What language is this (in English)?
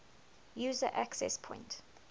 English